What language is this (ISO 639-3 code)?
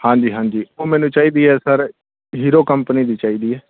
pan